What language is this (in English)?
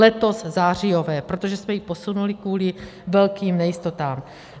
Czech